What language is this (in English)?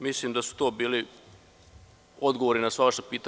Serbian